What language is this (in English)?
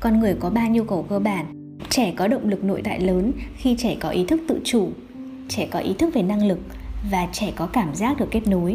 Vietnamese